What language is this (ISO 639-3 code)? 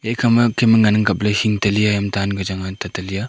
nnp